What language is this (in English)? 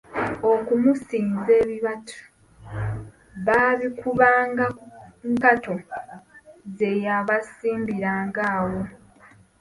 Ganda